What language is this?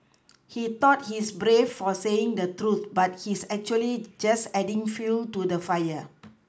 English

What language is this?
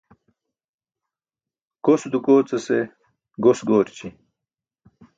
Burushaski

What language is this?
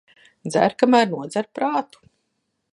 Latvian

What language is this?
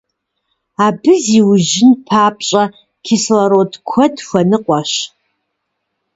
Kabardian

